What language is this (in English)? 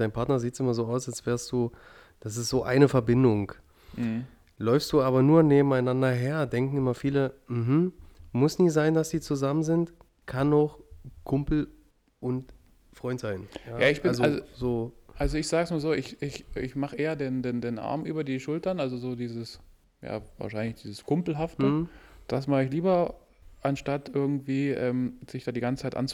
German